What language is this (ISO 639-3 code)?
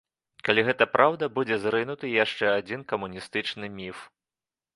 bel